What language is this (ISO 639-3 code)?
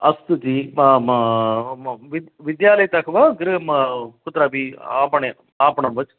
san